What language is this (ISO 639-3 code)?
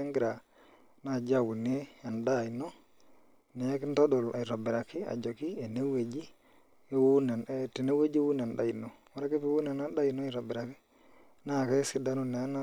mas